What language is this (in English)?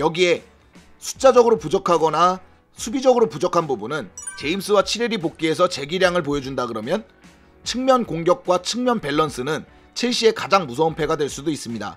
Korean